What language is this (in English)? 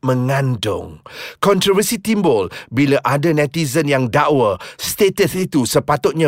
Malay